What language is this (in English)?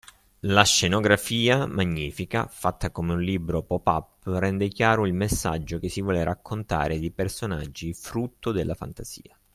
Italian